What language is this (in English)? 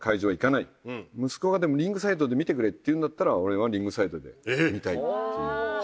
Japanese